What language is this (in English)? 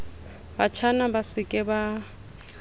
Southern Sotho